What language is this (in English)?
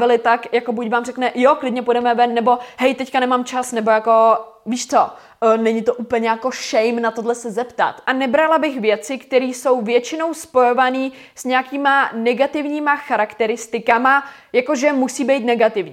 Czech